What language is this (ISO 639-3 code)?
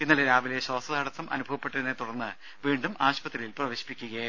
mal